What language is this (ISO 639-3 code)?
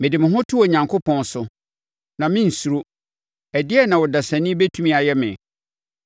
aka